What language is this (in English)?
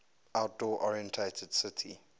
English